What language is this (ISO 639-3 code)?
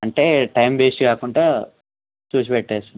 tel